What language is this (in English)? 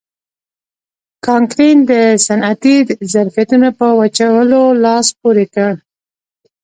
Pashto